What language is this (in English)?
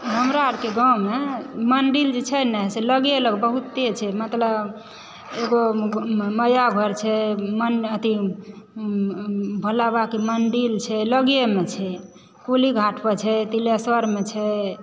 Maithili